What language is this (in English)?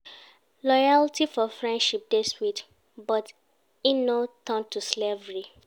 Nigerian Pidgin